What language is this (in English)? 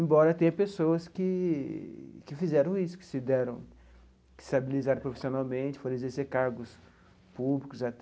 Portuguese